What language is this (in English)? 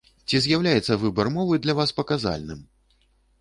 Belarusian